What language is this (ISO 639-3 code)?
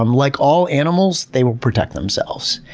eng